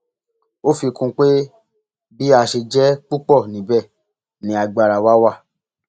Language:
Yoruba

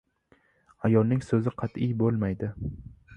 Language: Uzbek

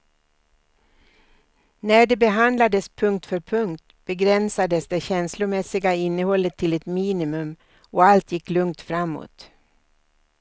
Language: Swedish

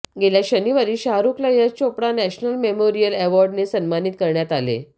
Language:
Marathi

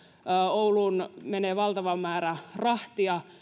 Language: Finnish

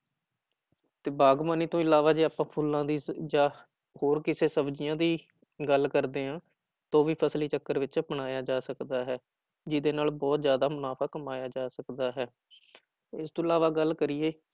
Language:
Punjabi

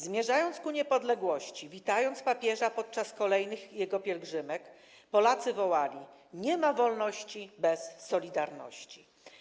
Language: Polish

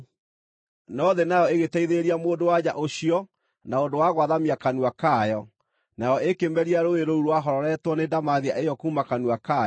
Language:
Kikuyu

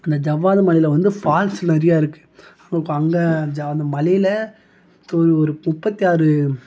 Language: Tamil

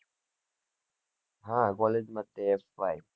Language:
Gujarati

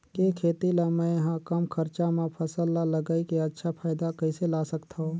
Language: Chhattisgarhi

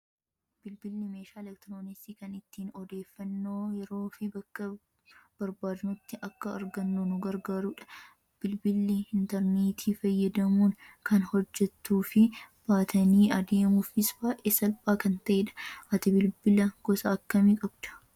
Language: Oromo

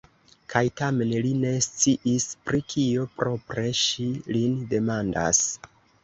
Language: Esperanto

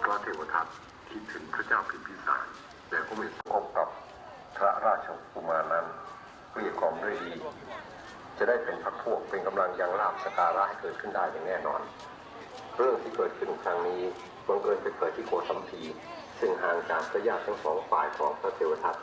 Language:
Thai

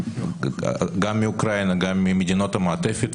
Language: Hebrew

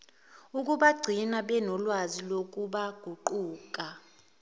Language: Zulu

